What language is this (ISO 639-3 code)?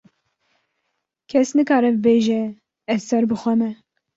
kur